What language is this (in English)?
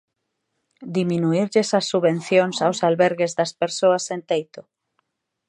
Galician